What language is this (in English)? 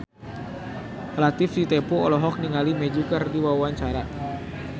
Sundanese